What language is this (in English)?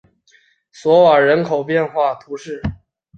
Chinese